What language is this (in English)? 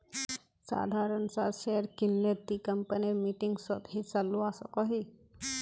Magahi